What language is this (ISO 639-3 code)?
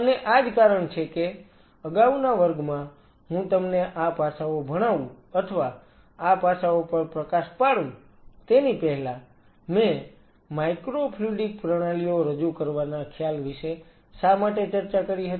guj